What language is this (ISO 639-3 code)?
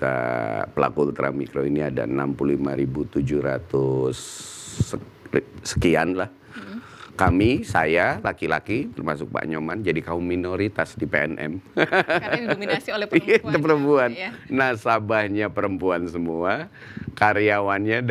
ind